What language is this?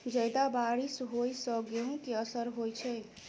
Maithili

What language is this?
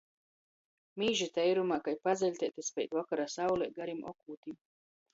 Latgalian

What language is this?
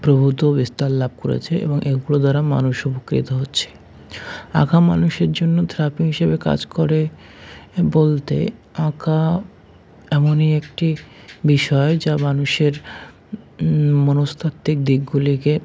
Bangla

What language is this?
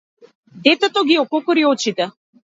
Macedonian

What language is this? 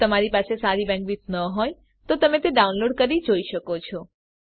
Gujarati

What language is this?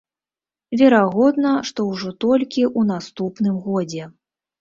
Belarusian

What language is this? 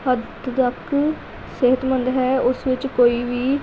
Punjabi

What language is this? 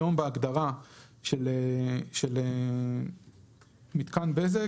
Hebrew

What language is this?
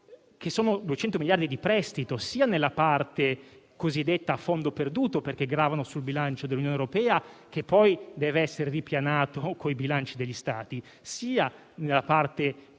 Italian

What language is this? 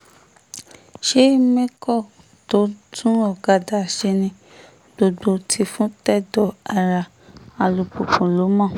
Yoruba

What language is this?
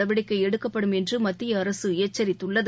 Tamil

